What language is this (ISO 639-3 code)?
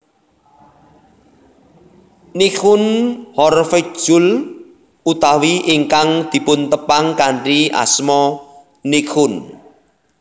jav